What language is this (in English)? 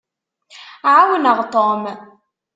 Kabyle